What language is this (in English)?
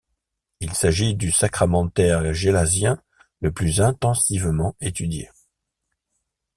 French